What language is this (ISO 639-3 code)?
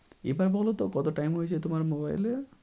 ben